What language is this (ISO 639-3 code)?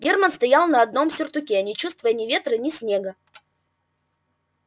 rus